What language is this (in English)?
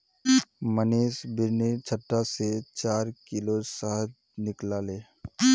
Magahi